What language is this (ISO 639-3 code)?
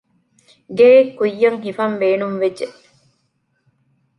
div